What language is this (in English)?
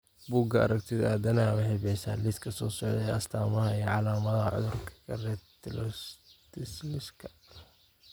Somali